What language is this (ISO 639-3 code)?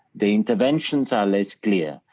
eng